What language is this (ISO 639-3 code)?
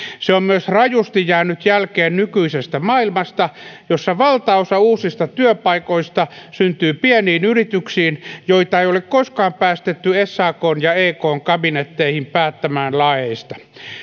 fin